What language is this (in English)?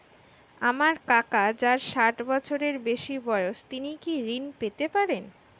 Bangla